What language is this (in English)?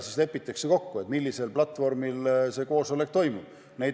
Estonian